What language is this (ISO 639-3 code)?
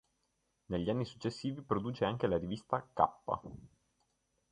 ita